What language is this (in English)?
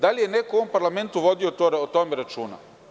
Serbian